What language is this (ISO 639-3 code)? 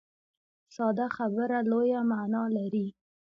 pus